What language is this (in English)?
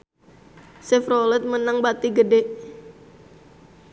Sundanese